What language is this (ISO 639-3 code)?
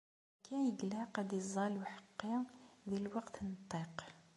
kab